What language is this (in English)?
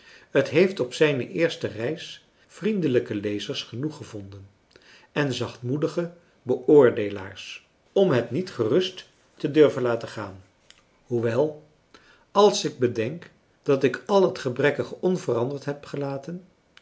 Dutch